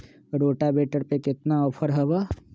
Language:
Magahi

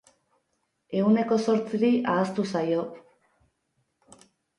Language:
Basque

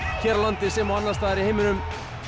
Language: Icelandic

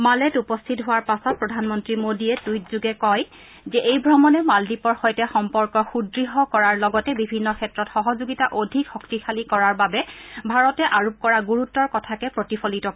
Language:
Assamese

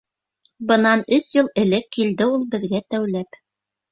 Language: Bashkir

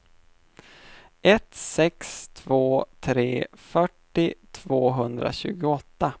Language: Swedish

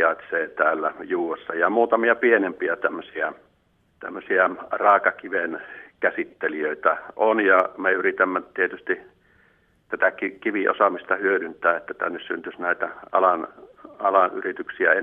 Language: Finnish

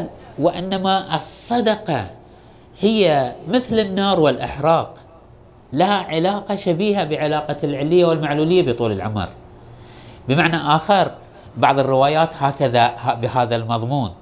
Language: Arabic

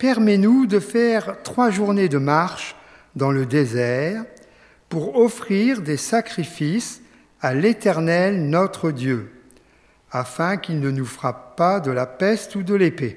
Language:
French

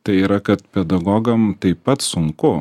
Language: Lithuanian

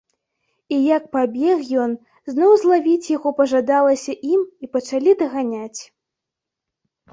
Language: Belarusian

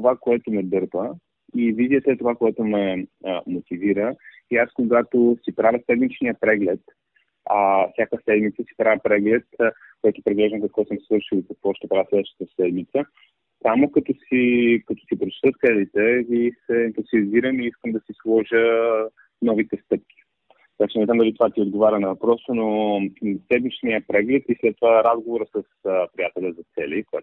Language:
Bulgarian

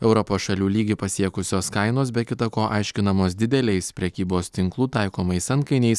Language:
Lithuanian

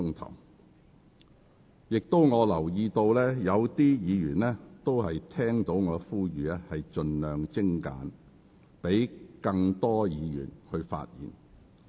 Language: Cantonese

